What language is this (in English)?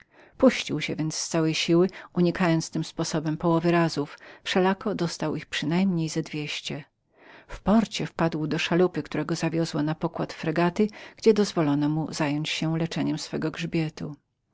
Polish